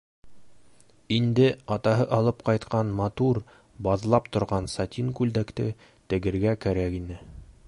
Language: Bashkir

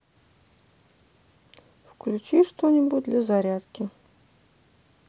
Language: Russian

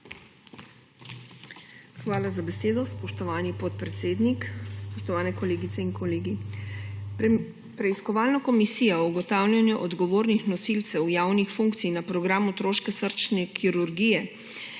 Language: Slovenian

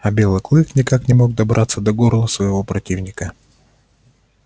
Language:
Russian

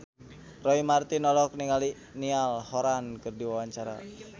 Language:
Sundanese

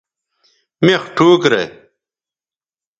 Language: Bateri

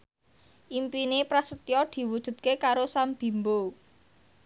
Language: Javanese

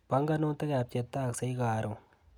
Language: Kalenjin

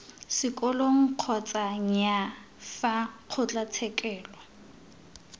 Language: Tswana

